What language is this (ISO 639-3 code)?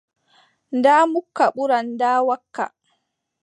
fub